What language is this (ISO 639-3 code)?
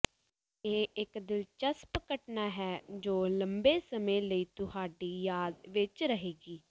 pan